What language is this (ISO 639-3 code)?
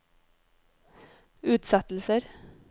nor